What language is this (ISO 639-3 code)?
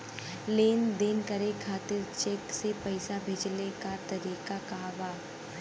bho